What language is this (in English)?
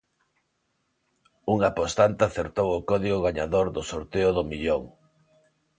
Galician